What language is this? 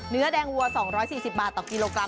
Thai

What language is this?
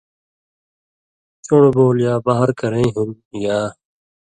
Indus Kohistani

